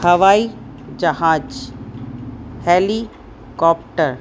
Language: Sindhi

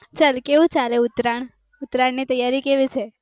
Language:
Gujarati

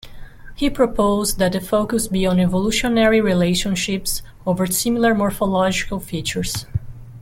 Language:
English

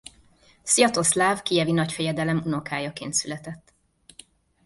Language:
Hungarian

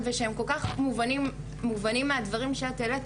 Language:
Hebrew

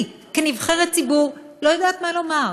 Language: Hebrew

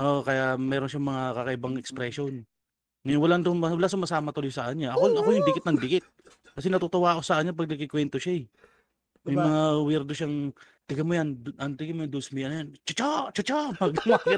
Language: Filipino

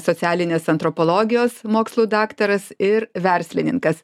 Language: Lithuanian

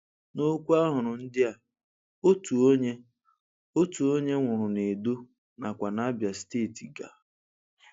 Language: Igbo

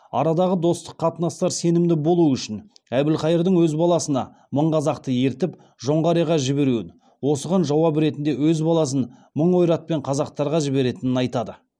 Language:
Kazakh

